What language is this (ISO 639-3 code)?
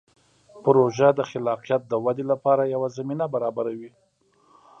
pus